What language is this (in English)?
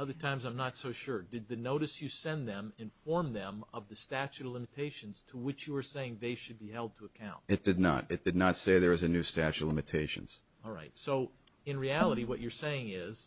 English